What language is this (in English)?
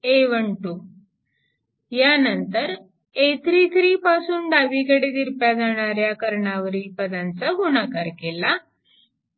Marathi